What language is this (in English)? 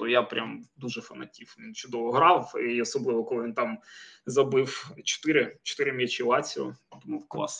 Ukrainian